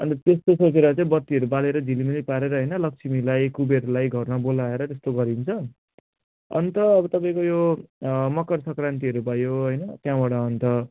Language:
Nepali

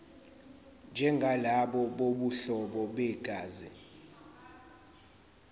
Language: Zulu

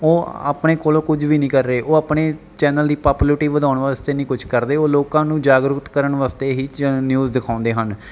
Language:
Punjabi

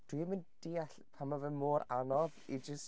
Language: Welsh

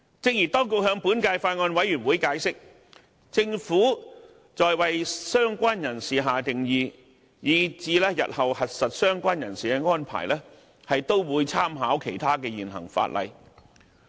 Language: Cantonese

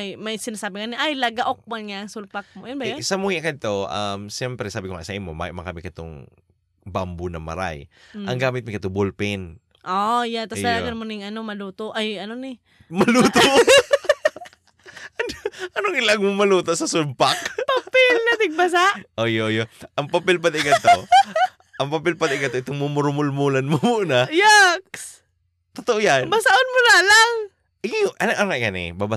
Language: Filipino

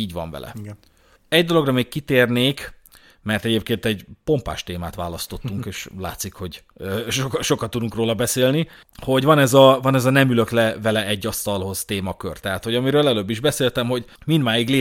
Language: Hungarian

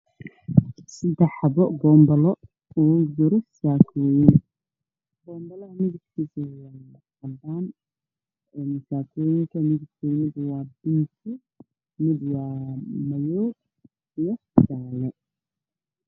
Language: Somali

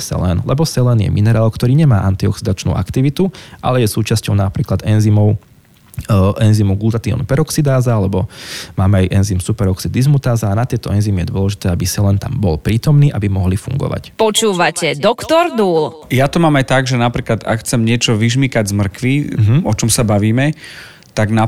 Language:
Slovak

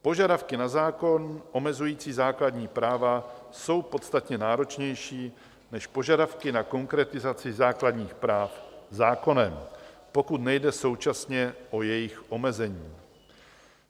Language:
Czech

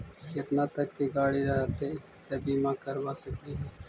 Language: Magahi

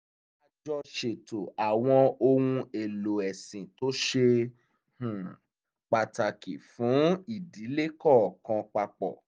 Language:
Yoruba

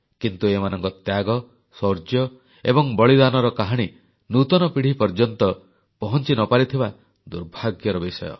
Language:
Odia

